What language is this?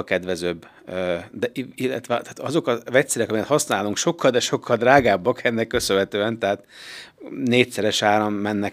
Hungarian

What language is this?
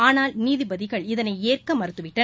Tamil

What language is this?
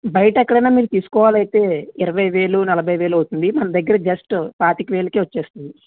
Telugu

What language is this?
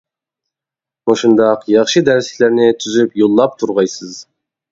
Uyghur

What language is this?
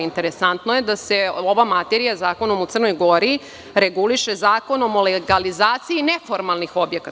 Serbian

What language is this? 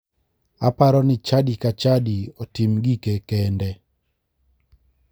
Luo (Kenya and Tanzania)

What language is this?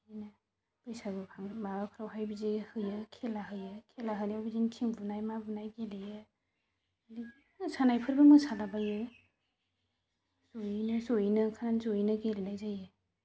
Bodo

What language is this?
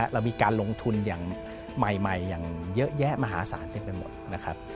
Thai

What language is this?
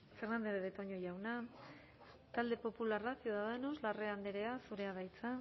Basque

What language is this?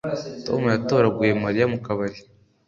Kinyarwanda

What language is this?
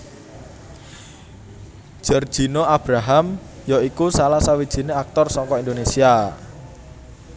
Javanese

